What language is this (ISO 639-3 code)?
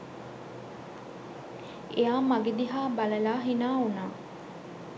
sin